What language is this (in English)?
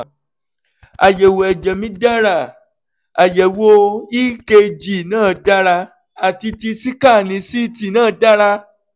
Yoruba